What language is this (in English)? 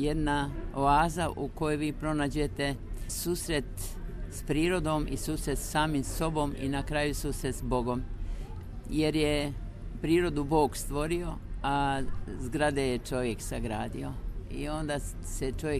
Croatian